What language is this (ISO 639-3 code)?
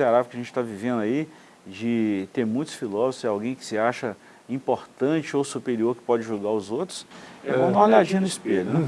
por